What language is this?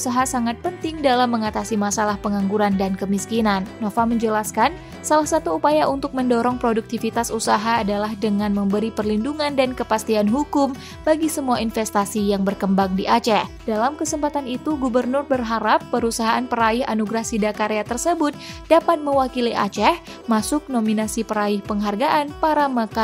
Indonesian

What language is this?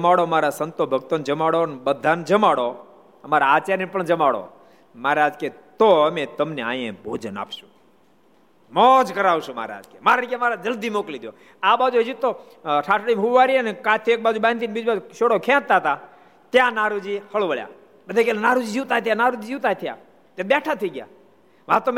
Gujarati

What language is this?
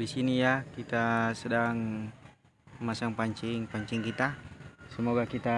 Indonesian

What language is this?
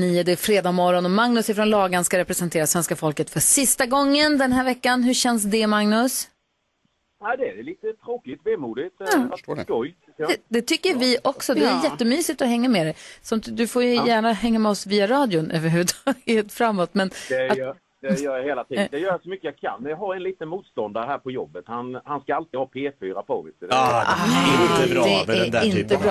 Swedish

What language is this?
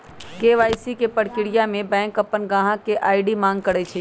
Magahi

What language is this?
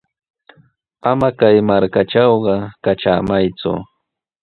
Sihuas Ancash Quechua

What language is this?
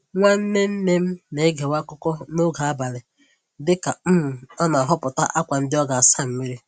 Igbo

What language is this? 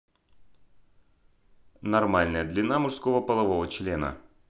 Russian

